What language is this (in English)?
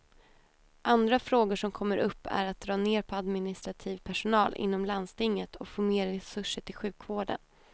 Swedish